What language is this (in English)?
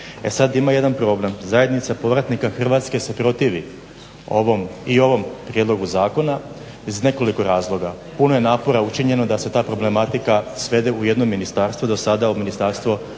Croatian